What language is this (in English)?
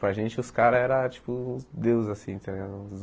Portuguese